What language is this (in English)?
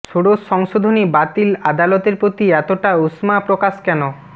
Bangla